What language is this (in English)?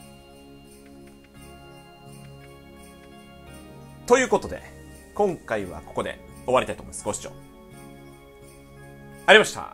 Japanese